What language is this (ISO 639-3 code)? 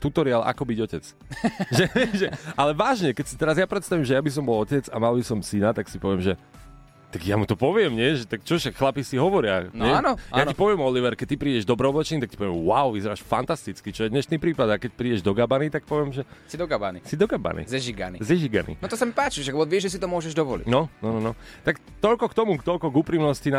slk